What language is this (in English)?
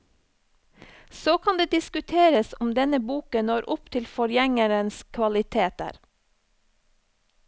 Norwegian